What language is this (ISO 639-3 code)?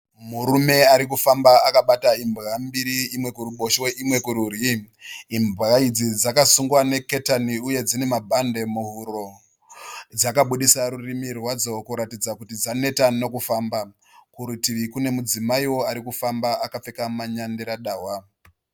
sna